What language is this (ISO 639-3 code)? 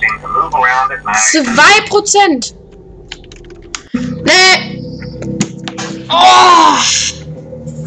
deu